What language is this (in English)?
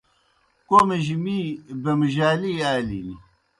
Kohistani Shina